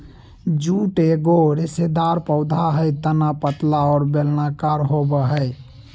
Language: Magahi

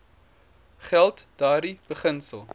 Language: Afrikaans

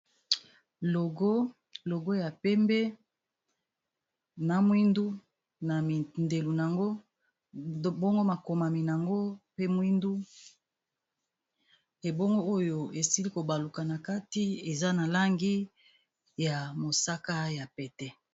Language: Lingala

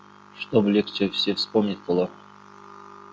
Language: Russian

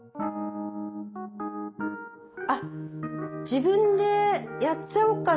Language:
Japanese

